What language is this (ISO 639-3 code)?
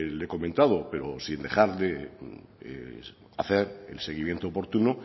spa